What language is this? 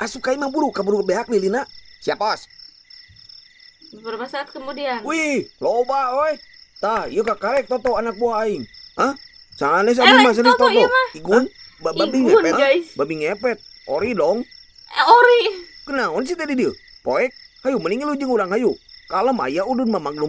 Indonesian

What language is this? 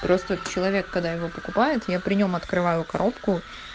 Russian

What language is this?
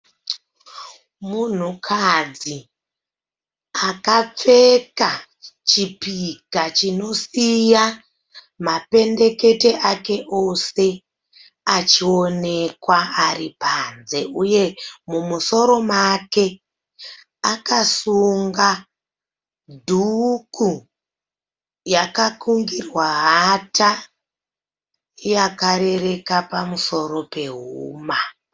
Shona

